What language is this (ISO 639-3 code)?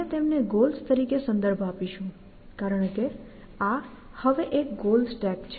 guj